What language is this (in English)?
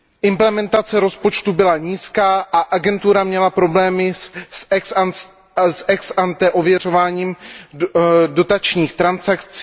Czech